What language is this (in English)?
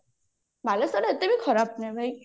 Odia